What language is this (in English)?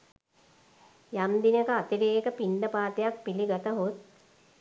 Sinhala